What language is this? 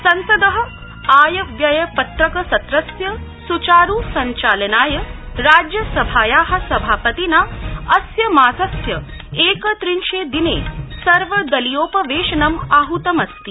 Sanskrit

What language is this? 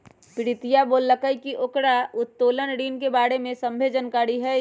Magahi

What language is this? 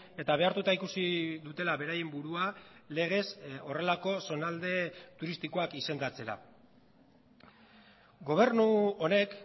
Basque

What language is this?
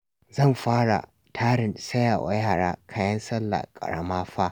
Hausa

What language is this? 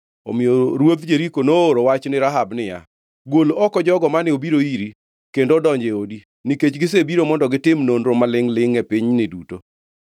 Luo (Kenya and Tanzania)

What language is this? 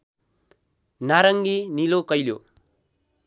Nepali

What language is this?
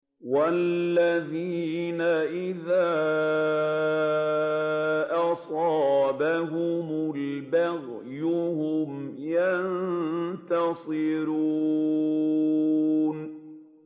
Arabic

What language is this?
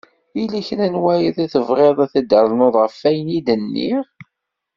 Kabyle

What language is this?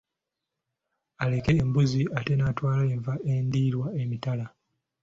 Ganda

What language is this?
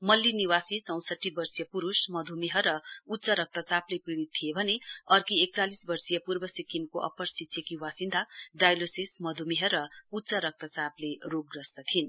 Nepali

